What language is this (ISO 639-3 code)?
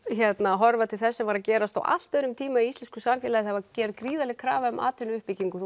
isl